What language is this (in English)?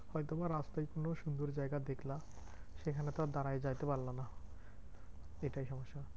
Bangla